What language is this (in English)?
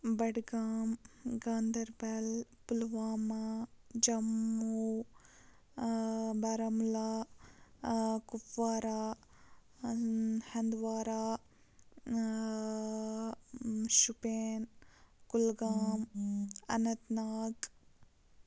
Kashmiri